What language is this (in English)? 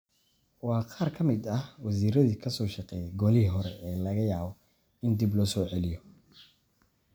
Somali